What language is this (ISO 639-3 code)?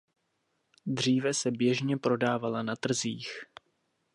ces